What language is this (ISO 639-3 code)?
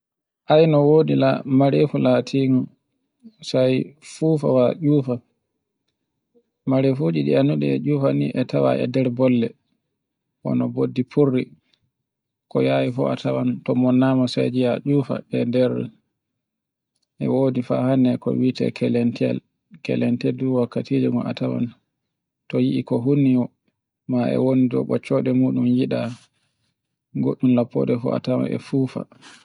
fue